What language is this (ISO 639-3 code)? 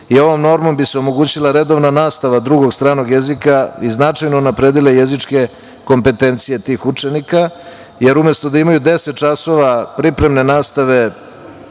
srp